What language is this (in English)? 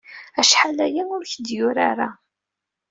Kabyle